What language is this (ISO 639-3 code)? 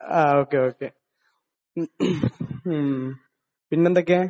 mal